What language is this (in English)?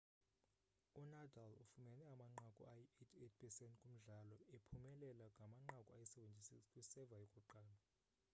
Xhosa